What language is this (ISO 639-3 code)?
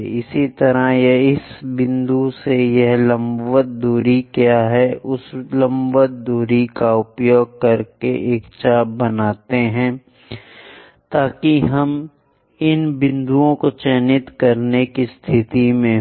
hin